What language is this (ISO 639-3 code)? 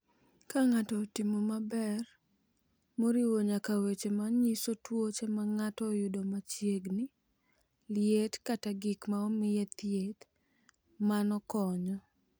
luo